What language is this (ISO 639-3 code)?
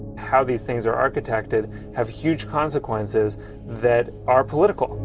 eng